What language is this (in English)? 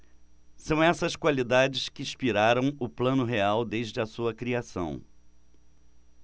Portuguese